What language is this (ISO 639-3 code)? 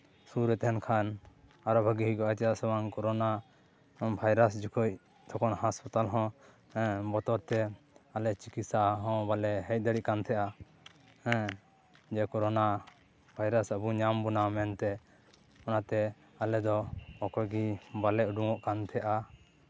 sat